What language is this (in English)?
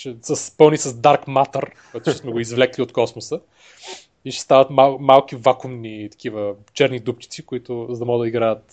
Bulgarian